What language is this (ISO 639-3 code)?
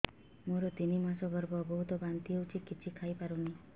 ori